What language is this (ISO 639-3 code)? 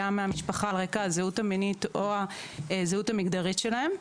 heb